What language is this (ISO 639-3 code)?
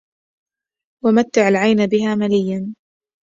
ara